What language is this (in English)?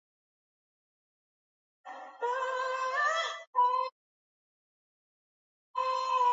Swahili